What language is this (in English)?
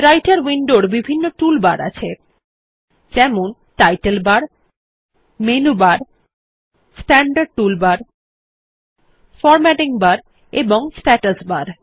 Bangla